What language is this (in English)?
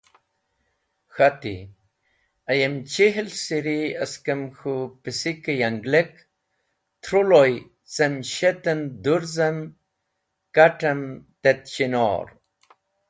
Wakhi